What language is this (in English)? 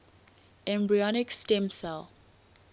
English